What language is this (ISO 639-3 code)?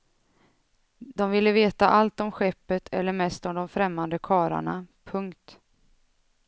swe